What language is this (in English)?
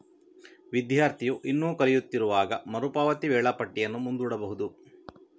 Kannada